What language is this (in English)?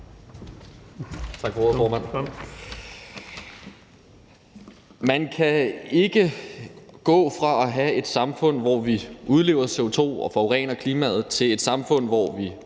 Danish